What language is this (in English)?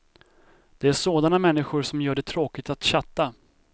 Swedish